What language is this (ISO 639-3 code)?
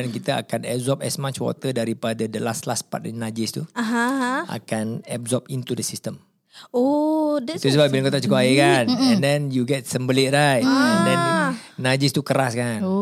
msa